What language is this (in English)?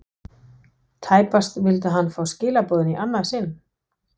Icelandic